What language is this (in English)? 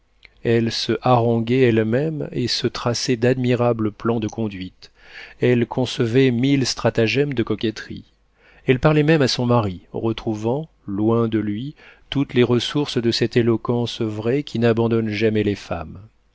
French